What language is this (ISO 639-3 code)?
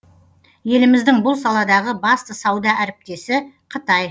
kaz